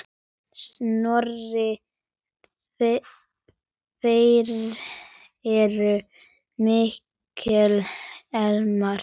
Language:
Icelandic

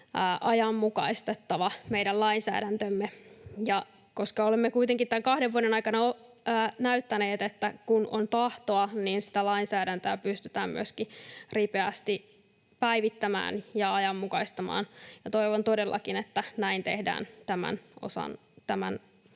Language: Finnish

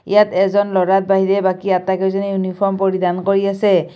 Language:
Assamese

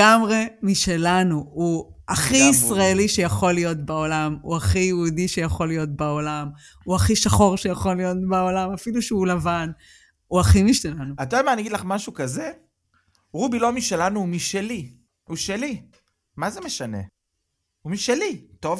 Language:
Hebrew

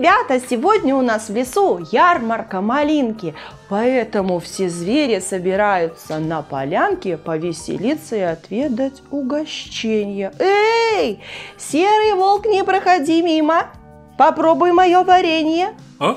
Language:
Russian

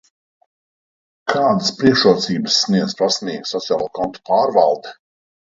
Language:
Latvian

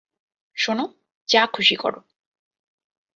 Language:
Bangla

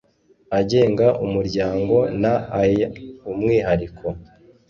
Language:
Kinyarwanda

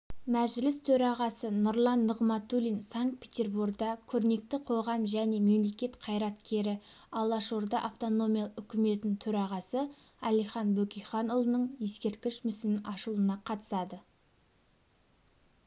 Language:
Kazakh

